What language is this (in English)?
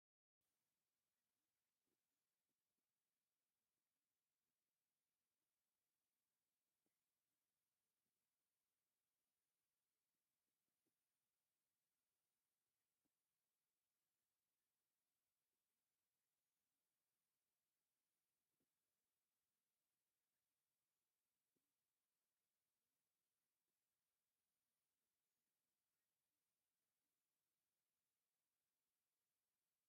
Tigrinya